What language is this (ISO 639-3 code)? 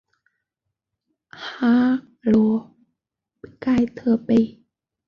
zho